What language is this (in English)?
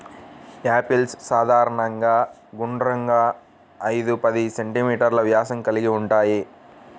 Telugu